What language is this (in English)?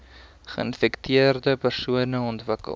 Afrikaans